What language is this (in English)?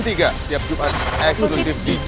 Indonesian